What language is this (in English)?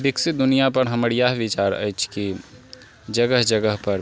Maithili